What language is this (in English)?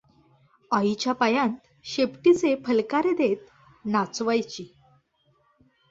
Marathi